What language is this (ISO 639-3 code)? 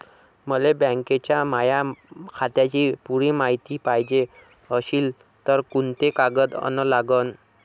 mar